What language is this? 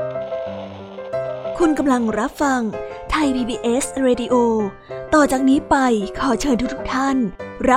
Thai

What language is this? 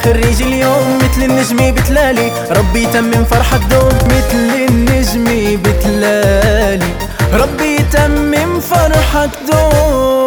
Arabic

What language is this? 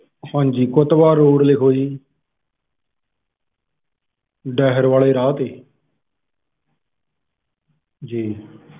Punjabi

